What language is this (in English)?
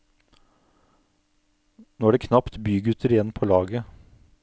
Norwegian